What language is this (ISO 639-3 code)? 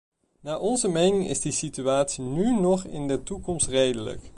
nld